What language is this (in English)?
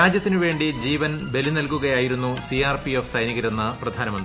Malayalam